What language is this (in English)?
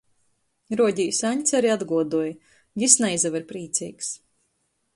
Latgalian